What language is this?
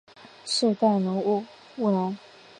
Chinese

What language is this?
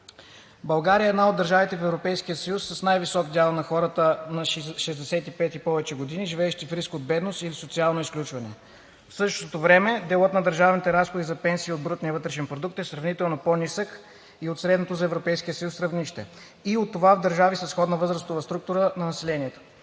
Bulgarian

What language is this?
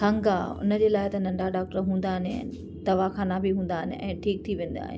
Sindhi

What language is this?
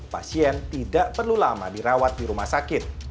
Indonesian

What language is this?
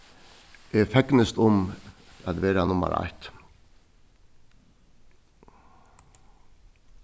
Faroese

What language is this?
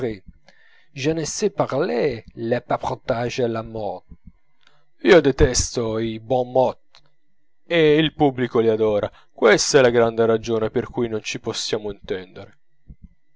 Italian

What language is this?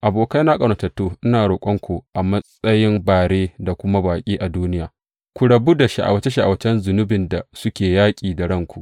Hausa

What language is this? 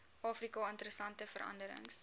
Afrikaans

